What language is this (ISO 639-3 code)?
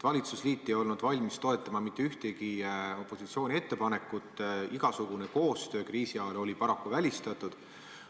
est